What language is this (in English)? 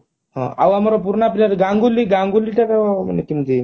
Odia